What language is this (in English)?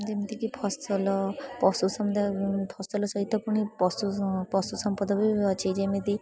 Odia